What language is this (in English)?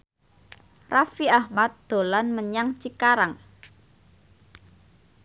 Javanese